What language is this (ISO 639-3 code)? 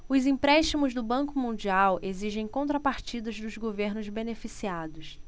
por